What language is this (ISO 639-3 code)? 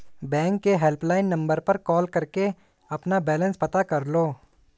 hin